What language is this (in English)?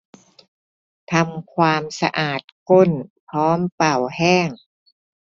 Thai